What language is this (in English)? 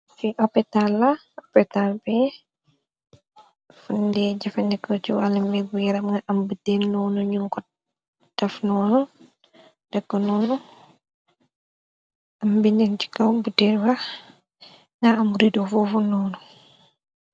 Wolof